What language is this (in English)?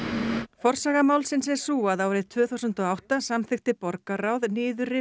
Icelandic